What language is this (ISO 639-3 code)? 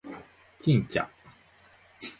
jpn